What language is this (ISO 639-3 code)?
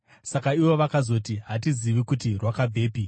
sna